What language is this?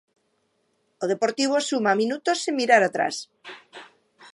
Galician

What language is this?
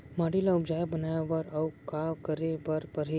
Chhattisgarhi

